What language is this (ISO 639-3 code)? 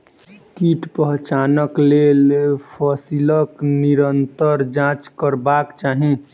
mai